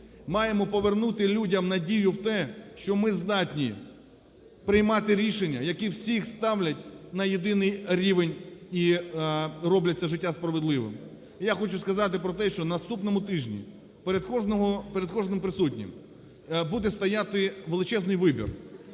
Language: Ukrainian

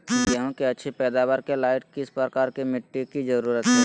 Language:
Magahi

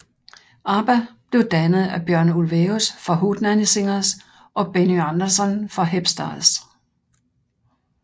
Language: Danish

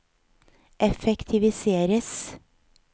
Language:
Norwegian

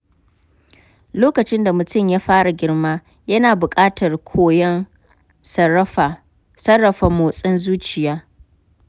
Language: Hausa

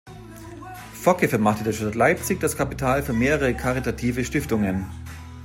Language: German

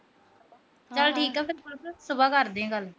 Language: Punjabi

